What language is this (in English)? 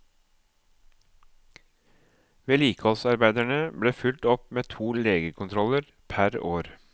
Norwegian